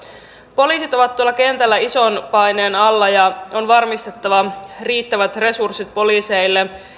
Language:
Finnish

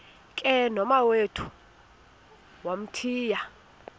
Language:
Xhosa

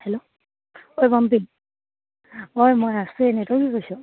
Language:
Assamese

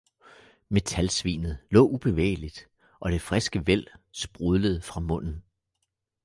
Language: Danish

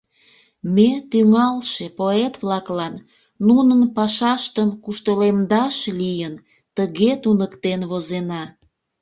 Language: Mari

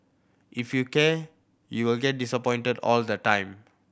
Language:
English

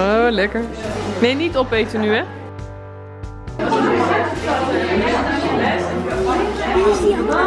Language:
Dutch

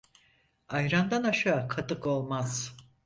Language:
Turkish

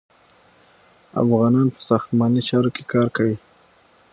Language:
Pashto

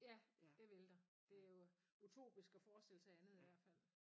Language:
Danish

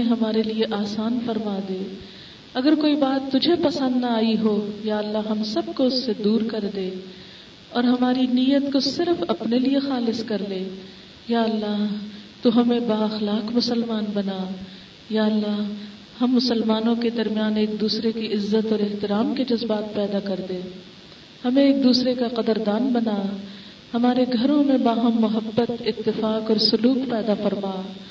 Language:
Urdu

